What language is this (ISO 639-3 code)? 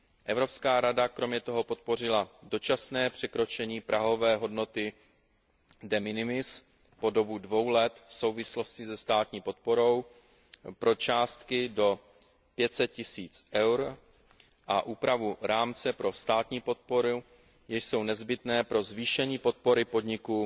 ces